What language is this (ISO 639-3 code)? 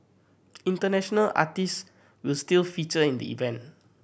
eng